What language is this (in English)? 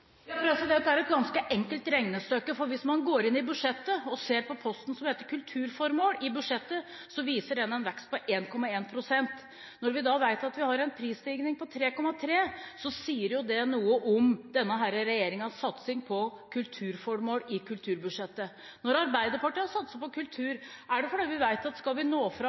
Norwegian Bokmål